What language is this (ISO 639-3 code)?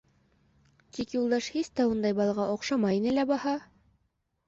bak